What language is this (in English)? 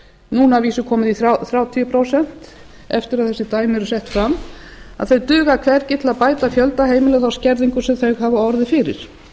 Icelandic